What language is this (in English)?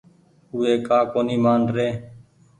Goaria